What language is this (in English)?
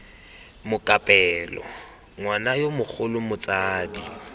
Tswana